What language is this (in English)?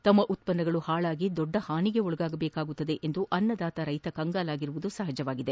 Kannada